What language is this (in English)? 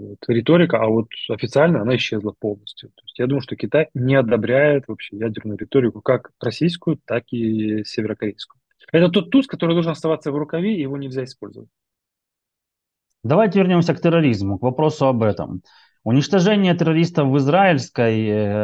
Russian